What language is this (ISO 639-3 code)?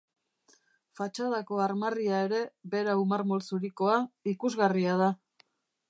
eus